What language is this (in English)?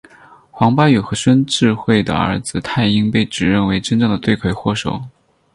Chinese